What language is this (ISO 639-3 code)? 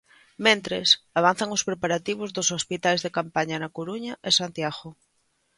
glg